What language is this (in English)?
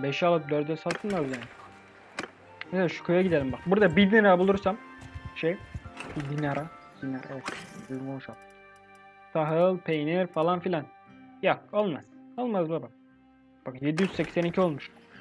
Turkish